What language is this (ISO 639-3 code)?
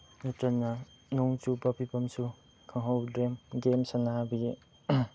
mni